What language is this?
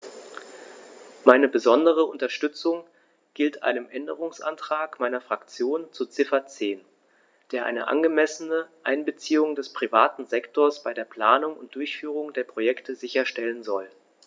German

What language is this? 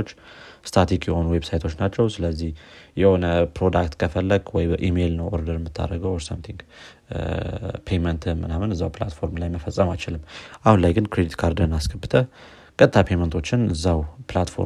Amharic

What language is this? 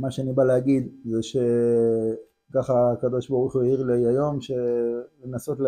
Hebrew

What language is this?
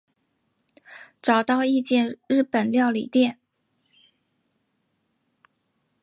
Chinese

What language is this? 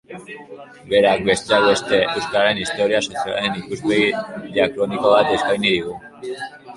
Basque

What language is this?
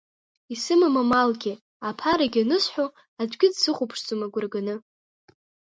Abkhazian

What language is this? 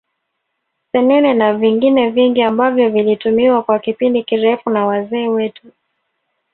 Swahili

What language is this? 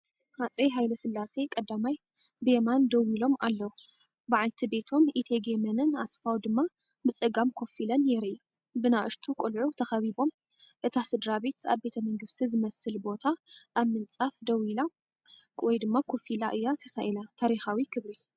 Tigrinya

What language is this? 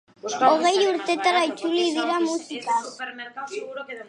Basque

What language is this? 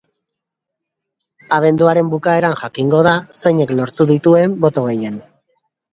Basque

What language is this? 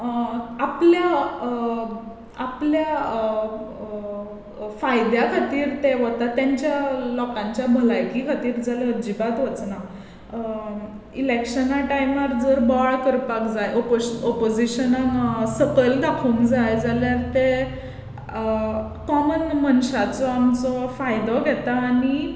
Konkani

